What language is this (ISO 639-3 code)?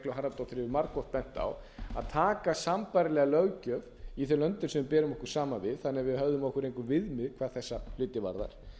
isl